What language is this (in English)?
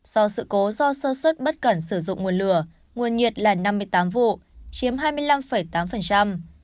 Vietnamese